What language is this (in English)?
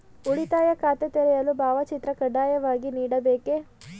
Kannada